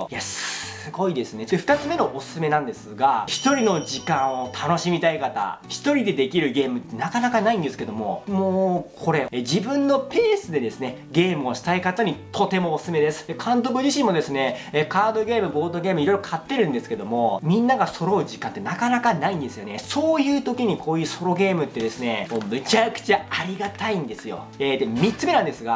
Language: Japanese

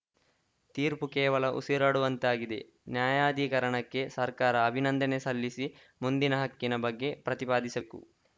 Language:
Kannada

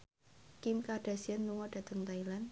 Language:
Javanese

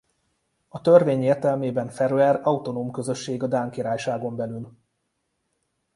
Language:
Hungarian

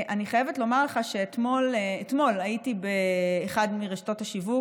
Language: Hebrew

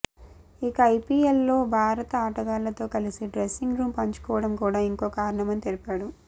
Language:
Telugu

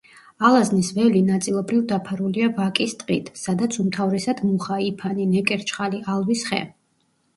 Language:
Georgian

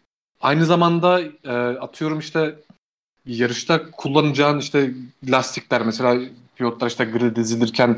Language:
Turkish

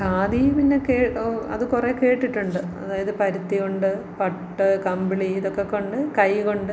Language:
Malayalam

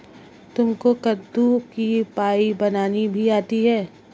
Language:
Hindi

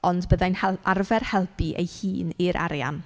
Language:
Welsh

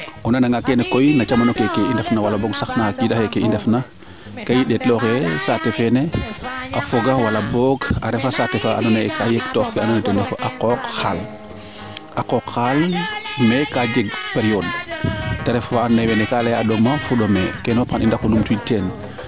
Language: Serer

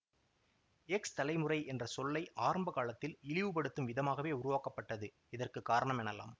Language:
Tamil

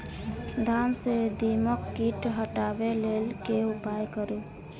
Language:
Maithili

